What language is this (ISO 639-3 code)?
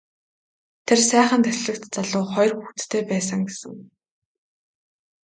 mon